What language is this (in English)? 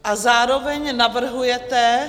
Czech